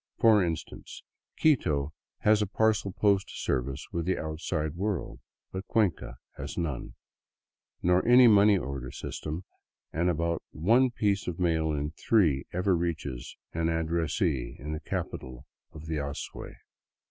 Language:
English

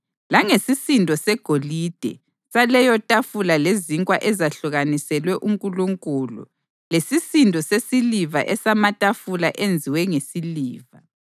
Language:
North Ndebele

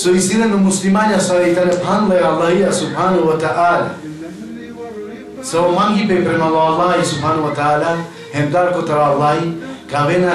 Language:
Arabic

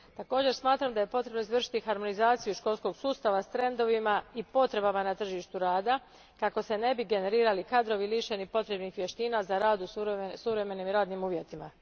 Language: Croatian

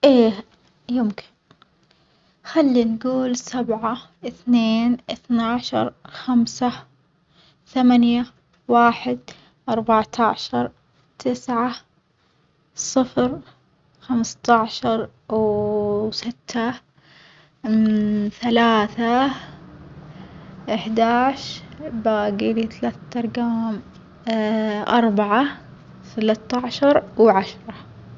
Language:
Omani Arabic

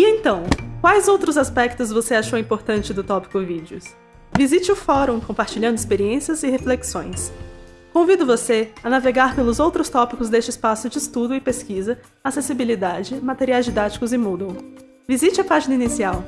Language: Portuguese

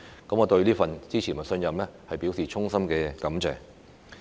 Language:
Cantonese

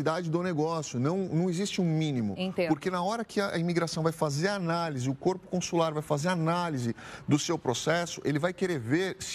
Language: Portuguese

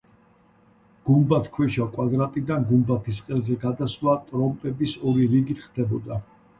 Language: Georgian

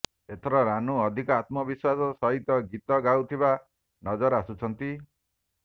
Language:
Odia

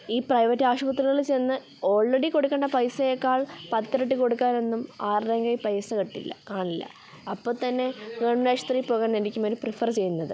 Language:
Malayalam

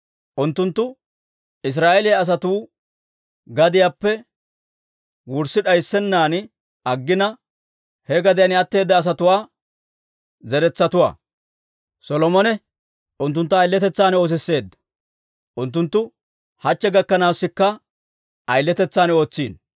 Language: Dawro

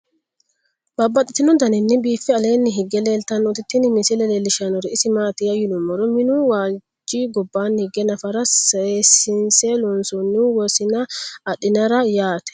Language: Sidamo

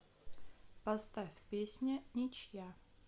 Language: Russian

